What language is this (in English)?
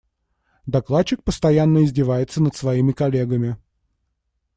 Russian